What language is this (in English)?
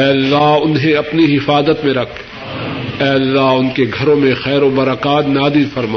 Urdu